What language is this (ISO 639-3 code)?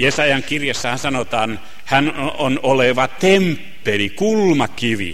fin